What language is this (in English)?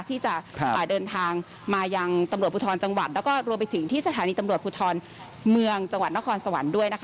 Thai